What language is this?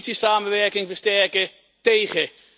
Dutch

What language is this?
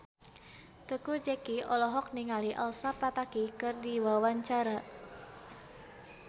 Sundanese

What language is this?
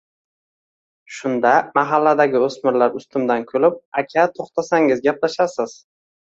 Uzbek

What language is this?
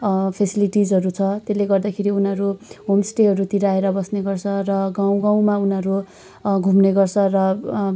Nepali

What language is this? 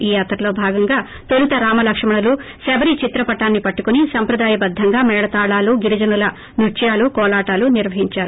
Telugu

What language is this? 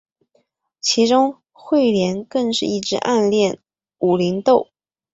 Chinese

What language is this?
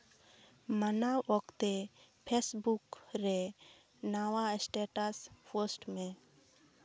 Santali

